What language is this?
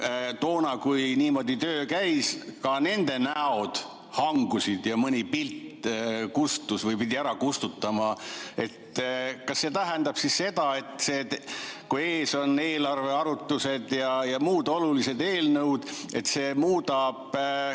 Estonian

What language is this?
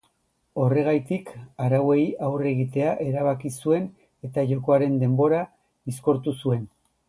Basque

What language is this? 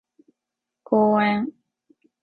Japanese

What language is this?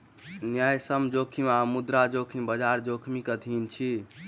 Maithili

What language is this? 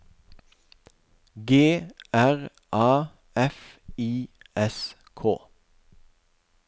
Norwegian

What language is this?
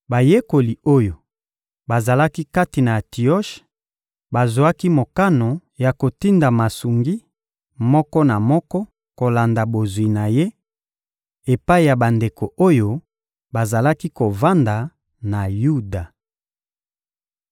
Lingala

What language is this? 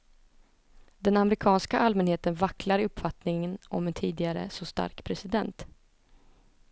Swedish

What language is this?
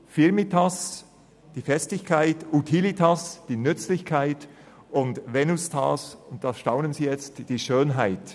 Swiss German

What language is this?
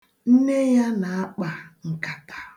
Igbo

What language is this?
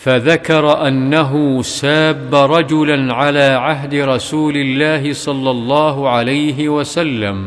Arabic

